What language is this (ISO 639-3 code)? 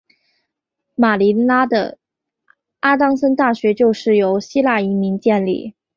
zho